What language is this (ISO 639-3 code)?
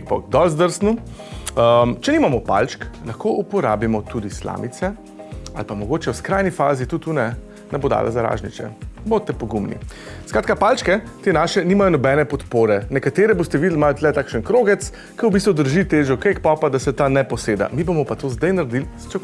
slv